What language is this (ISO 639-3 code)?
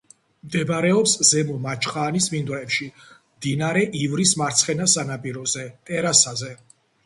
kat